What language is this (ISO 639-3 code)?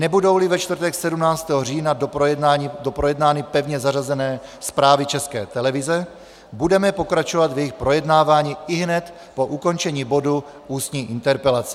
ces